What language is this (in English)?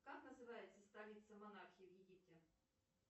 Russian